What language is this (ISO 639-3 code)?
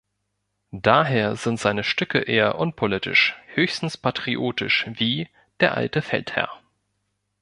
deu